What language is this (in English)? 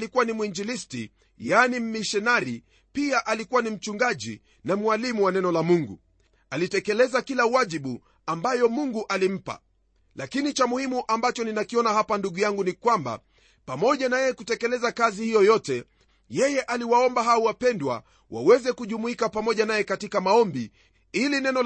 Swahili